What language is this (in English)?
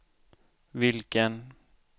Swedish